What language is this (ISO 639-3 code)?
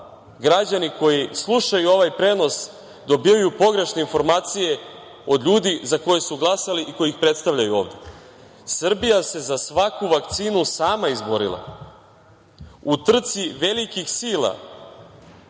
srp